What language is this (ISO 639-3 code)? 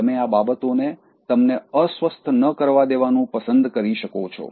guj